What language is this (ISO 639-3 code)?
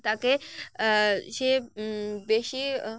ben